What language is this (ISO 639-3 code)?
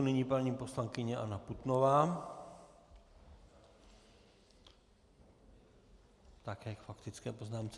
ces